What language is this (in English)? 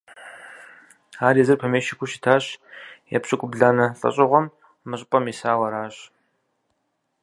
Kabardian